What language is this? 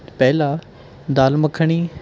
Punjabi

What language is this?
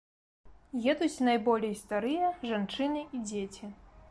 Belarusian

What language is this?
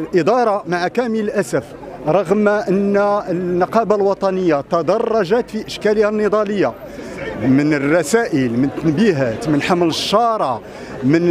Arabic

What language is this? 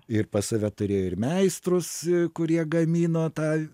Lithuanian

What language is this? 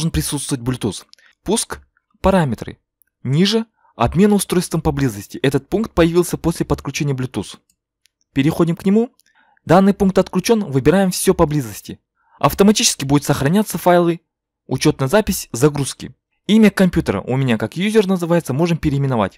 Russian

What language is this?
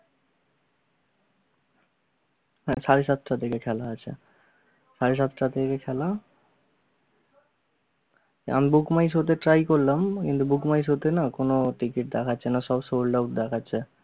Bangla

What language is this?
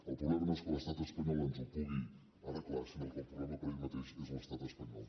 Catalan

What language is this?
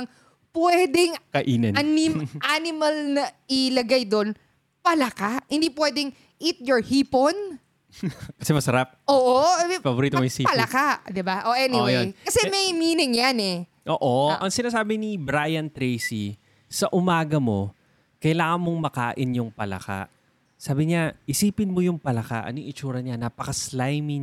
Filipino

